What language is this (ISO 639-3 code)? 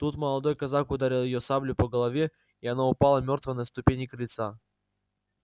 rus